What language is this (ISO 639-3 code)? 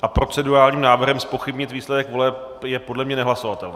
ces